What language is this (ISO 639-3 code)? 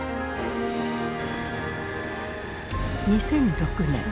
jpn